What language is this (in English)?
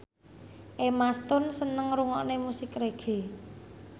Javanese